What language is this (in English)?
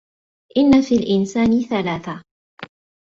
Arabic